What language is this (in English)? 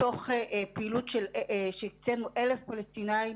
Hebrew